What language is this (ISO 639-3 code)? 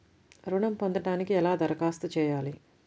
tel